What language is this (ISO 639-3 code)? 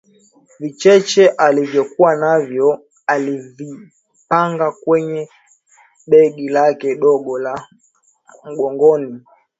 swa